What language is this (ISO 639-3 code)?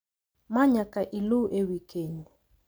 luo